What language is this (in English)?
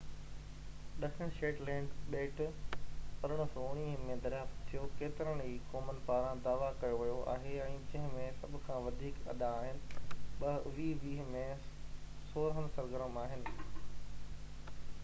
Sindhi